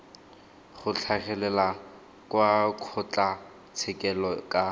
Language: Tswana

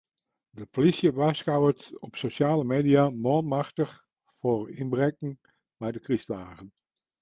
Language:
Western Frisian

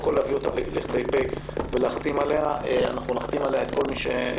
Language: Hebrew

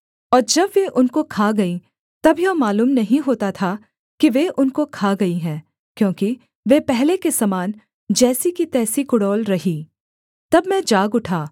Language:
Hindi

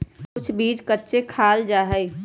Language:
Magahi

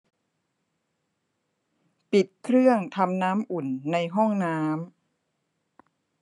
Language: Thai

